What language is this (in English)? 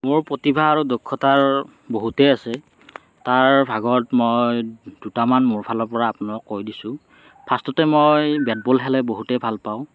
Assamese